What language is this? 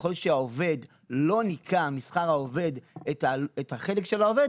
Hebrew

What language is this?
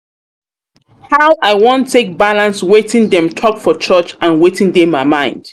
Nigerian Pidgin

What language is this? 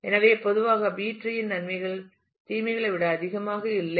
Tamil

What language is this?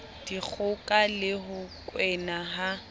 Southern Sotho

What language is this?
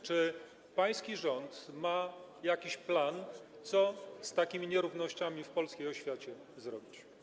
Polish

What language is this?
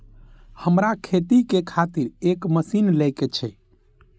Maithili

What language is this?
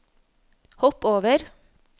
Norwegian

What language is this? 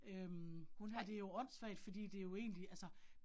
Danish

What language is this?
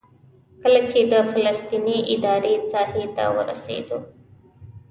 Pashto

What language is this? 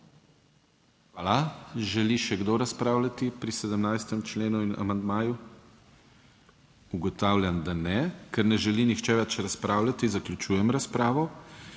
Slovenian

